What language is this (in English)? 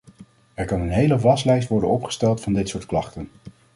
Dutch